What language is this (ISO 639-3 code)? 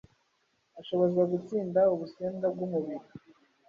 kin